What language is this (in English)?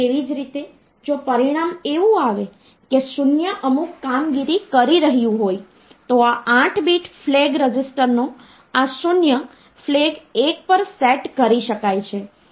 Gujarati